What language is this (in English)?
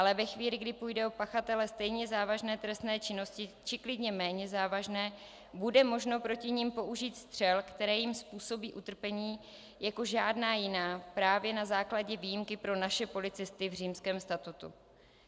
Czech